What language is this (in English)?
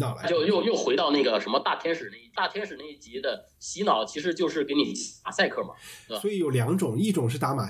Chinese